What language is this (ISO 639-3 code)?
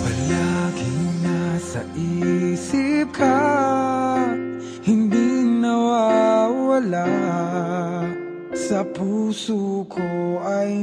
ara